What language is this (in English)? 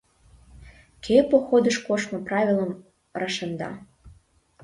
Mari